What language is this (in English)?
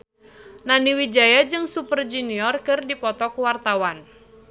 Sundanese